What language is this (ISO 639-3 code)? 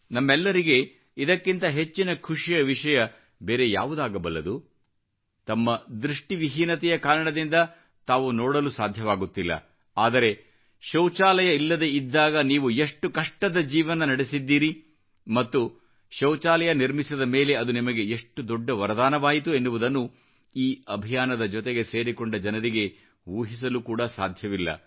kan